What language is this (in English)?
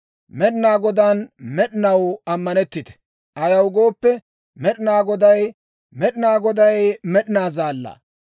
Dawro